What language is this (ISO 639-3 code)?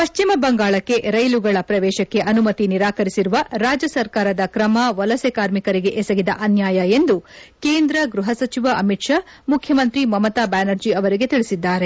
kan